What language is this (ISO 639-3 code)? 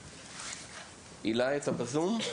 heb